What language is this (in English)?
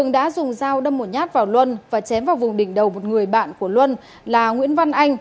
Vietnamese